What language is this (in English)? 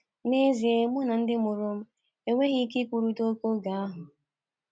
Igbo